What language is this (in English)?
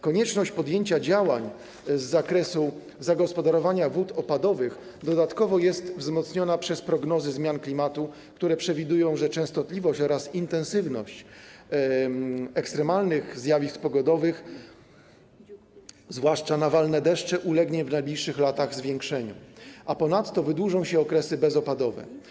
Polish